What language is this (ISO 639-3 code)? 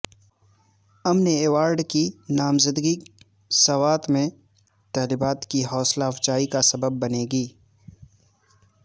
urd